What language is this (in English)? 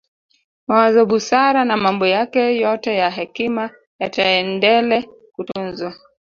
Swahili